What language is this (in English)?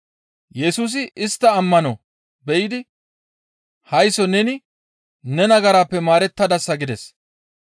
Gamo